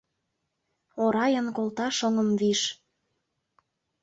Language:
Mari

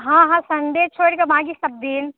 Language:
Maithili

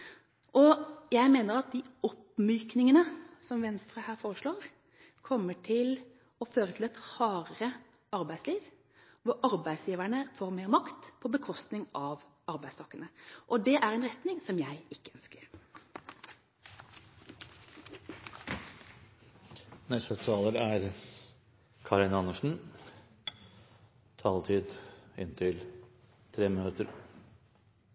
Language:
Norwegian Bokmål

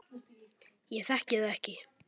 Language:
Icelandic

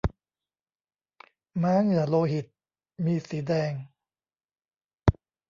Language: Thai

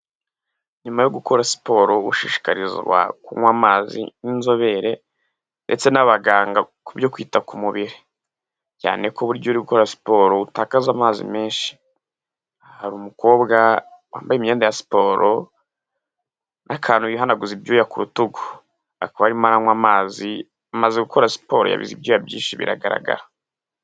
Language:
Kinyarwanda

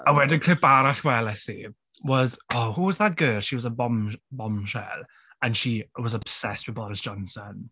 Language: Welsh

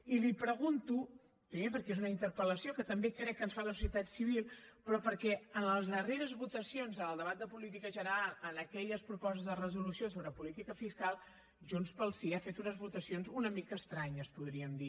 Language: Catalan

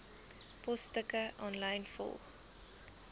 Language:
Afrikaans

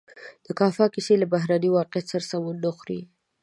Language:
Pashto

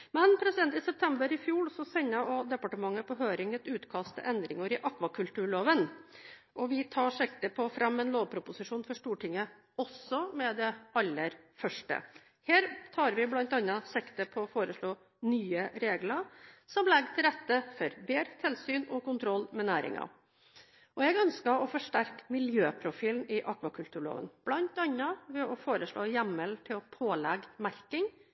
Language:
Norwegian Bokmål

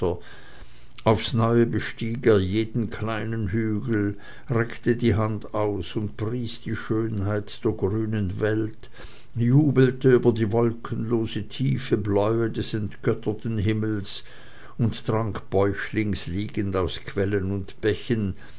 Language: German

